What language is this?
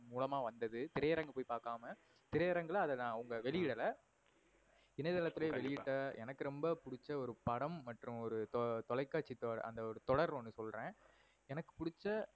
Tamil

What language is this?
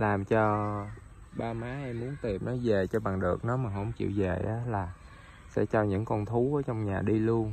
Vietnamese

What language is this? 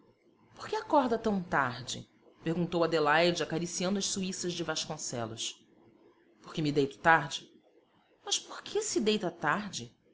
Portuguese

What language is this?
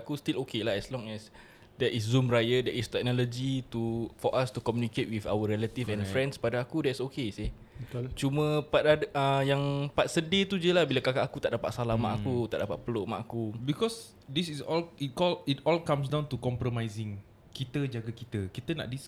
Malay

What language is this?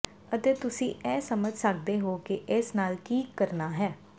Punjabi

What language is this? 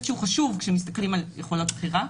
Hebrew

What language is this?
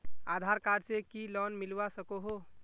Magahi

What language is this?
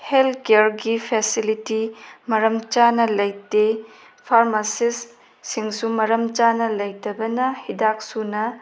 Manipuri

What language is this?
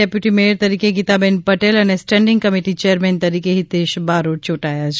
Gujarati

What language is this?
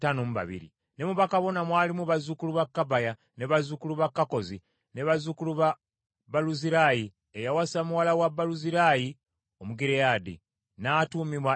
Ganda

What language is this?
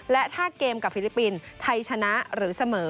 Thai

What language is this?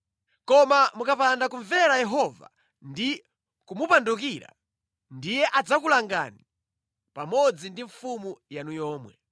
Nyanja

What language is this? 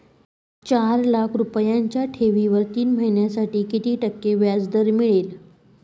Marathi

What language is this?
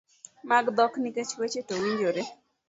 Luo (Kenya and Tanzania)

